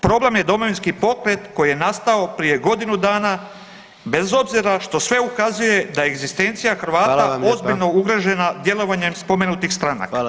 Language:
Croatian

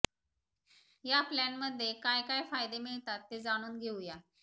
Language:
Marathi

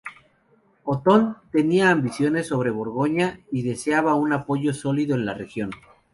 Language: Spanish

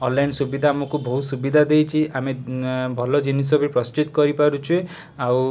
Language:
Odia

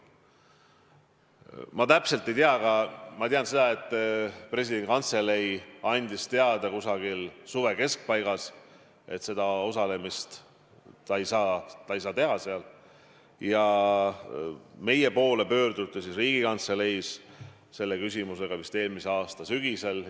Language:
Estonian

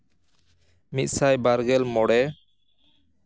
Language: Santali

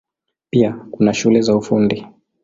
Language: Swahili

